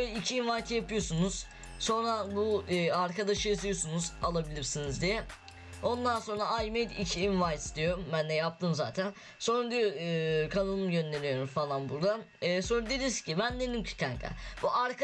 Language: Turkish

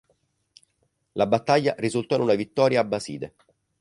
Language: Italian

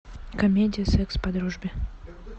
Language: Russian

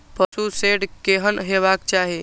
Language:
Maithili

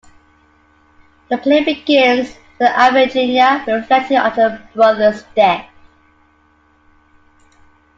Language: English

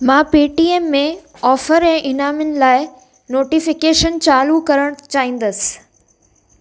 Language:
Sindhi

